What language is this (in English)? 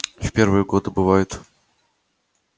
Russian